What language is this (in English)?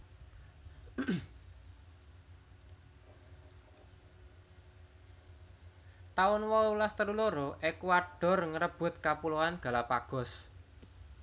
Javanese